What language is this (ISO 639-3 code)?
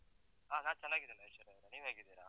kan